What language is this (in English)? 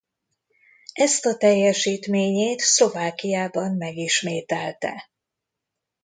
Hungarian